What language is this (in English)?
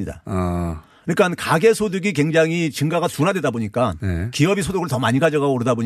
Korean